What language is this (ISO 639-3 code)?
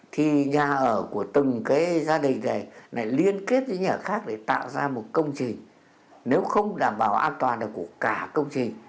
vie